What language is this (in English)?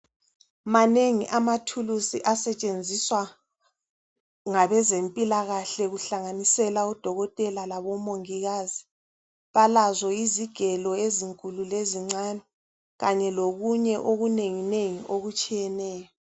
North Ndebele